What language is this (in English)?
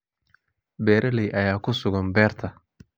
Somali